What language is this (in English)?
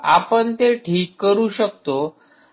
Marathi